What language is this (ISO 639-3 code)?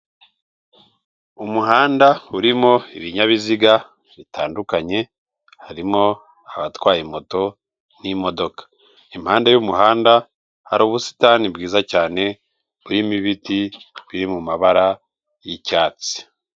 kin